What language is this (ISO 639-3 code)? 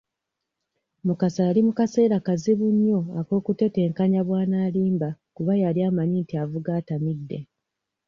lug